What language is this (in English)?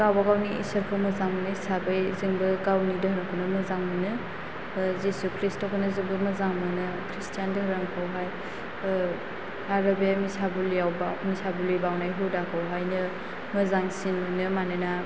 Bodo